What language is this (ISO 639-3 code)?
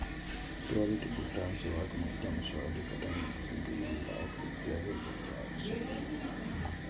mai